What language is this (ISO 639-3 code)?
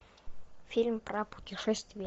rus